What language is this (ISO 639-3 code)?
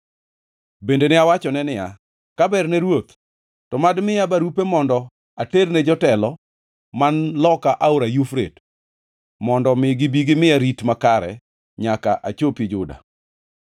luo